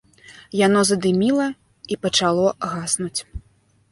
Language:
Belarusian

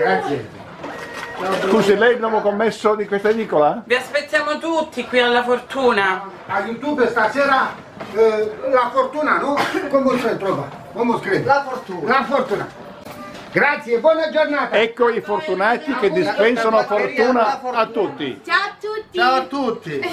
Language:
Italian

